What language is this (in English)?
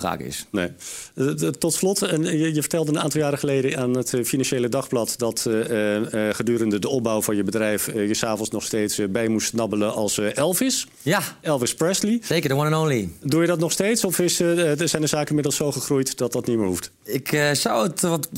Dutch